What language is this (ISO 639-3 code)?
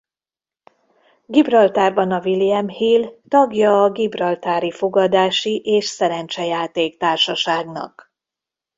hun